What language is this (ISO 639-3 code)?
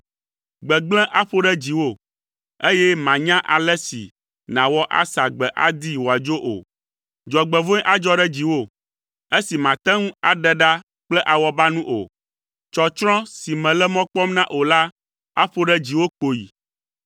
ewe